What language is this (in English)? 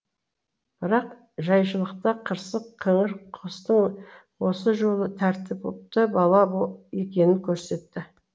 Kazakh